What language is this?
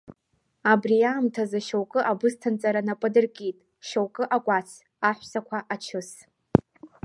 Abkhazian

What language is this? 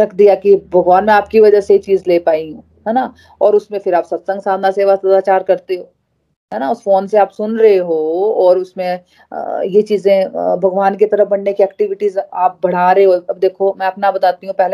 Hindi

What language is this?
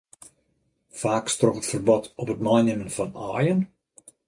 Western Frisian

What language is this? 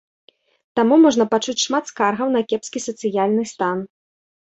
Belarusian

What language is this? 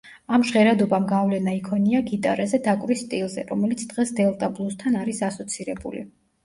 Georgian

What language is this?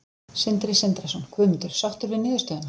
Icelandic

